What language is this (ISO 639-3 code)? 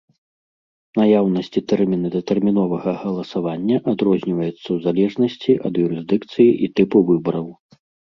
bel